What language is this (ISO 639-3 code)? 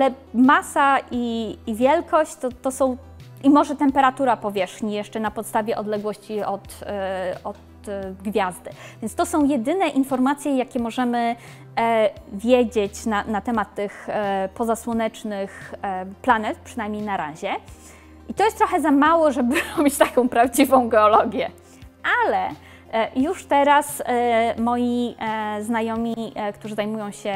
pol